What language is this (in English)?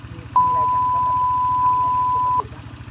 Thai